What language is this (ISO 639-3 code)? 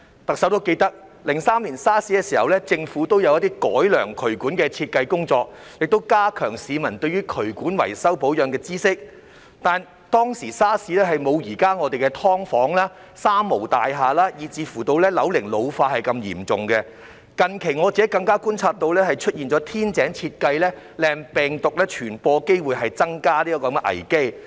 yue